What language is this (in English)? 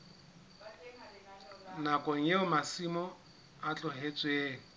Southern Sotho